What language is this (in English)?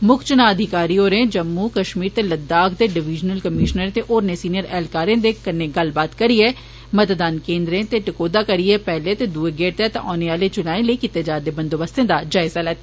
Dogri